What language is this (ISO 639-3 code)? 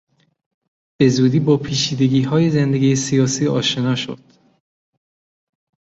fas